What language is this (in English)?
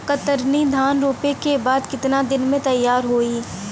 Bhojpuri